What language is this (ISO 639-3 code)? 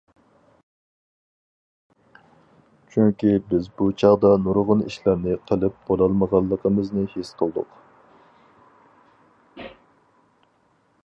uig